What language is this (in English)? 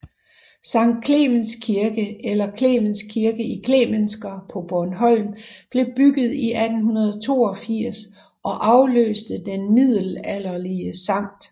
Danish